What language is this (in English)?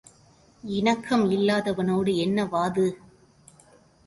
Tamil